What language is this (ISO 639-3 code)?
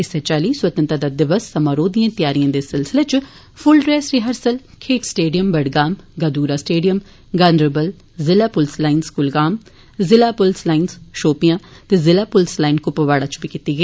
doi